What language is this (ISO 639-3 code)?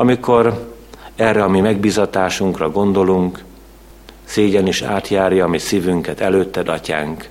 hun